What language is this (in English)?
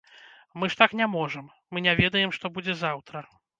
Belarusian